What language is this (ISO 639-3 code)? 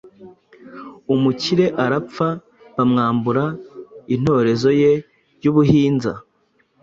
kin